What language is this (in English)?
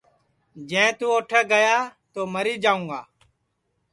Sansi